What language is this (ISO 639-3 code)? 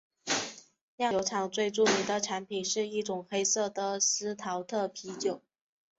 zho